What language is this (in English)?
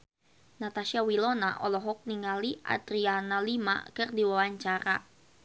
Sundanese